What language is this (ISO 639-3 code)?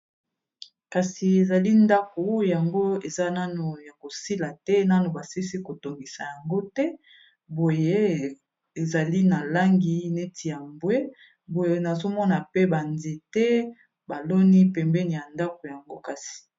lin